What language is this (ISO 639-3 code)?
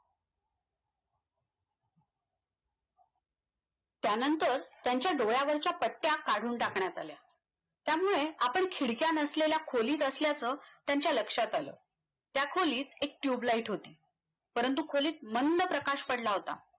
mar